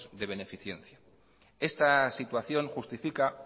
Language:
Spanish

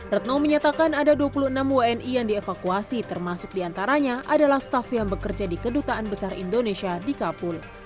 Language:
Indonesian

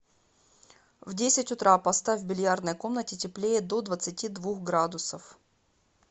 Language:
Russian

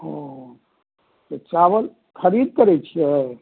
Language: Maithili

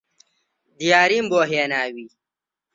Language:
Central Kurdish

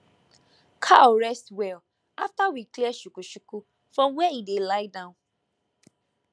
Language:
Nigerian Pidgin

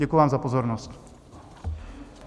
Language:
Czech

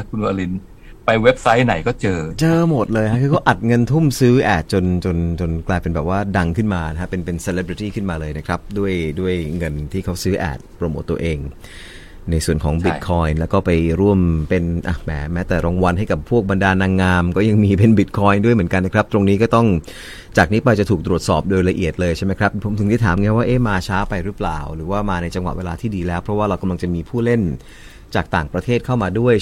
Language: Thai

